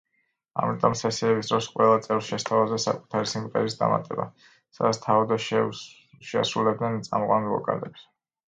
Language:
Georgian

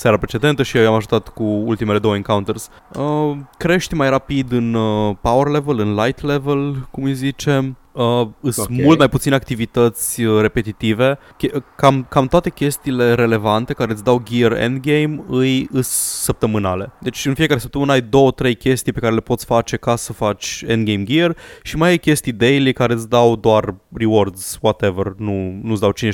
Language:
Romanian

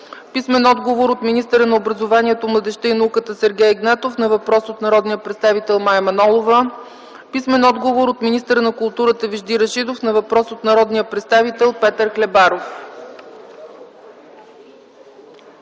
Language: Bulgarian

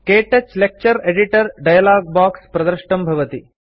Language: Sanskrit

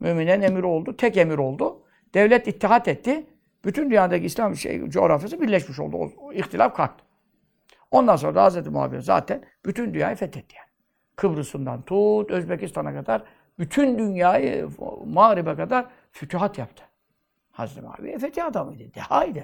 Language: Turkish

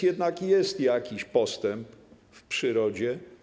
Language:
Polish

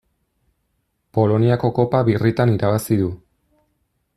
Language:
Basque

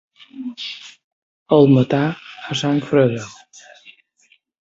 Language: Catalan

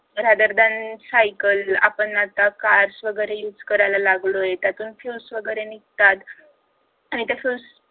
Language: Marathi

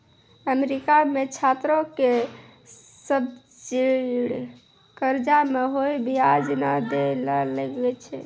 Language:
Maithili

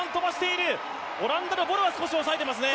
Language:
Japanese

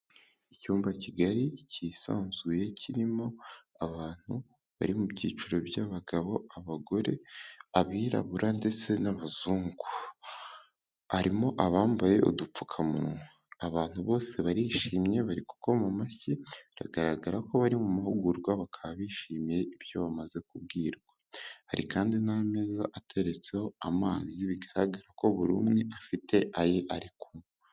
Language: Kinyarwanda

